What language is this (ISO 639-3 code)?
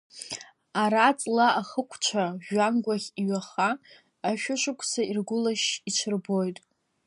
abk